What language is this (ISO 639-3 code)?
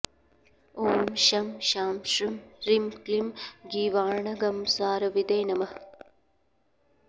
san